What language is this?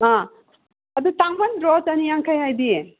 Manipuri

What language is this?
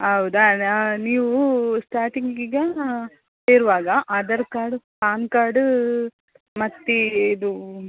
Kannada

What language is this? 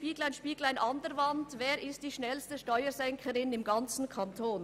Swiss German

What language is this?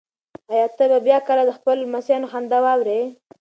Pashto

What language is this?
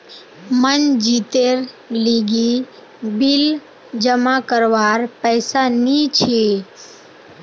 Magahi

